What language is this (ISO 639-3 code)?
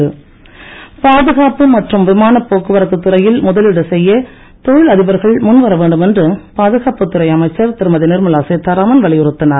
tam